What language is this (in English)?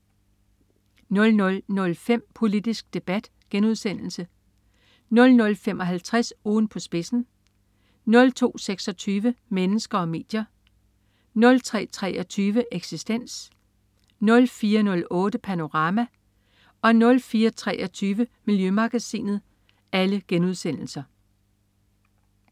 Danish